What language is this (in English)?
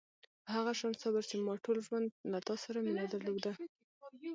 Pashto